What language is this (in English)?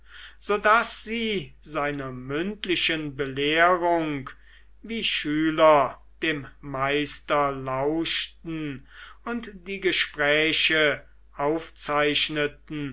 German